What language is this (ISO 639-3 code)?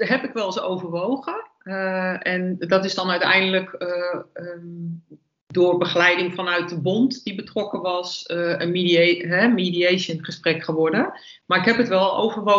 nld